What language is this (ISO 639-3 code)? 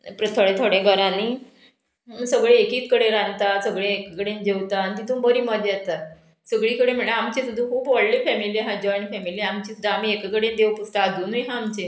kok